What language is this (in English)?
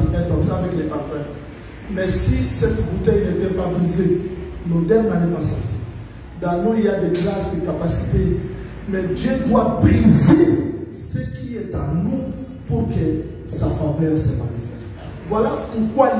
French